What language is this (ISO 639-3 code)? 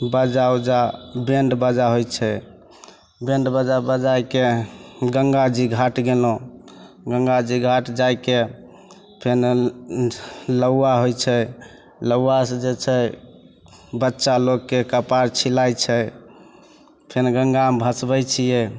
mai